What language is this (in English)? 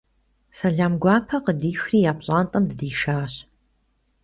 Kabardian